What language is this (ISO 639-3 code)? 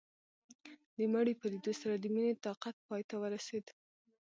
pus